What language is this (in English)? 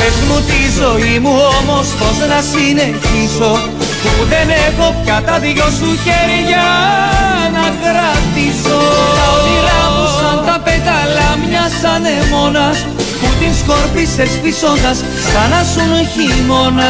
Greek